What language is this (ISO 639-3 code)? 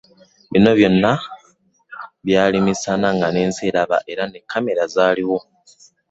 lug